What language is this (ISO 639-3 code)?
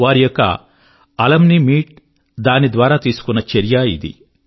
tel